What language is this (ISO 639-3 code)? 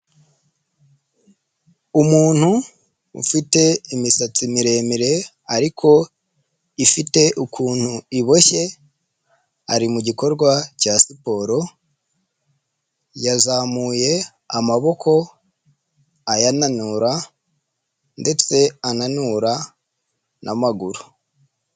kin